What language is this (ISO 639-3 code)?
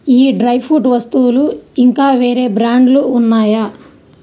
tel